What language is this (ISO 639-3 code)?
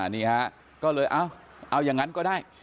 tha